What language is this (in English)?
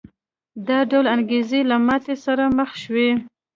Pashto